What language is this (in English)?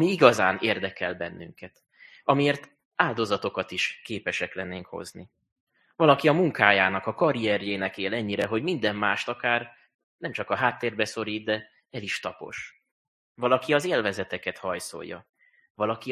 Hungarian